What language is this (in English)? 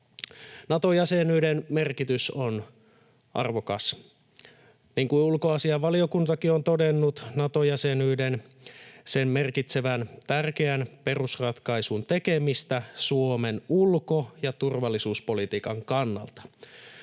Finnish